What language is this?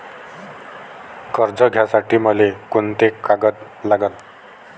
Marathi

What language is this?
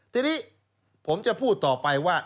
Thai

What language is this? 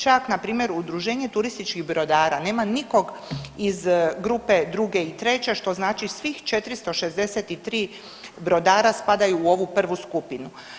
Croatian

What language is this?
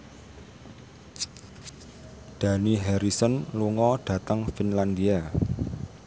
Javanese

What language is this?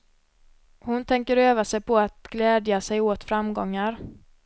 Swedish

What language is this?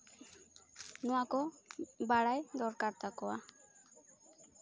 Santali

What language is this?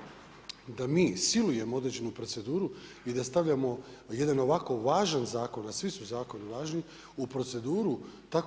Croatian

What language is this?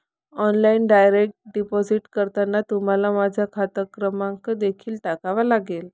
Marathi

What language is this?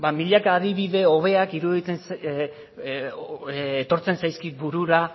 Basque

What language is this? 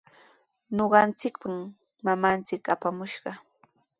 Sihuas Ancash Quechua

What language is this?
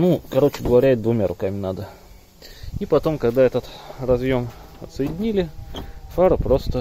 Russian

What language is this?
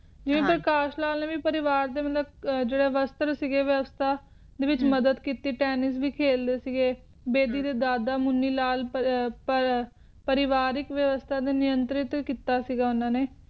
Punjabi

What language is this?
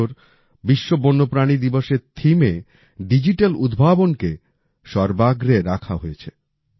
Bangla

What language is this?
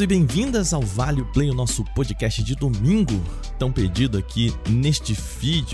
Portuguese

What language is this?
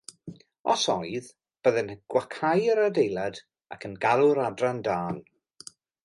Welsh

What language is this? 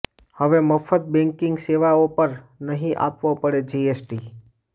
Gujarati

